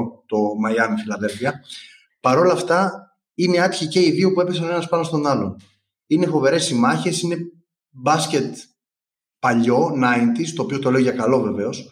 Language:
Greek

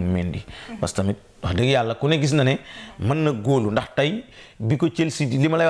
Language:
French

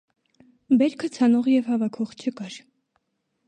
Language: Armenian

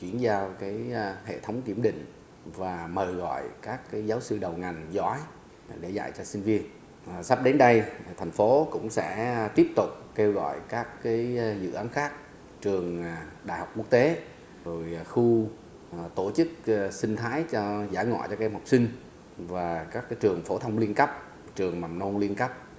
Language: Vietnamese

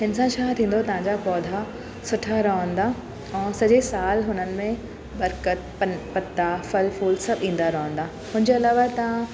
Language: Sindhi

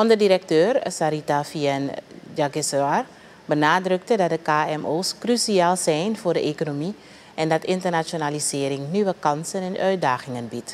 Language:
Dutch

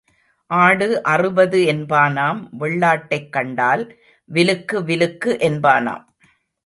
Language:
Tamil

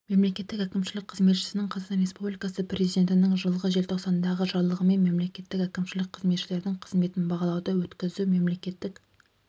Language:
Kazakh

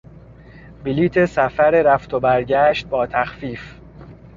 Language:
Persian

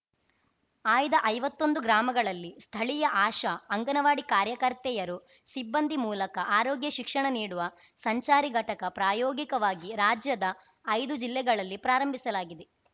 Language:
Kannada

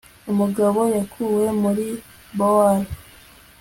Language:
Kinyarwanda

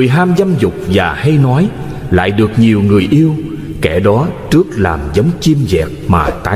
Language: Vietnamese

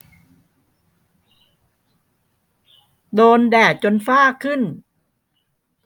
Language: Thai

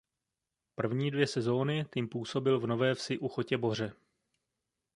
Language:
Czech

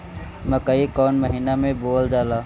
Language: Bhojpuri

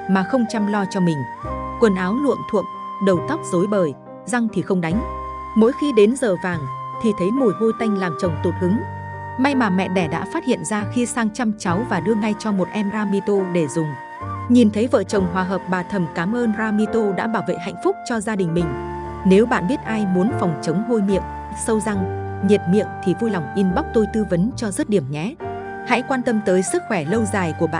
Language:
Vietnamese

